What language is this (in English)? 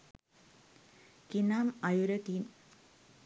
Sinhala